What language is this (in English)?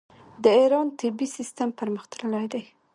Pashto